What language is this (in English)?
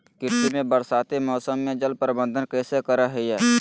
Magahi